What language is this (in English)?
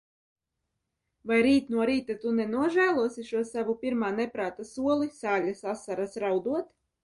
Latvian